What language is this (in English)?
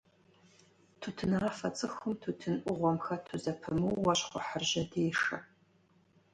Kabardian